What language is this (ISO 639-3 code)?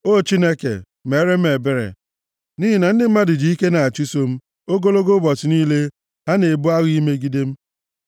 ibo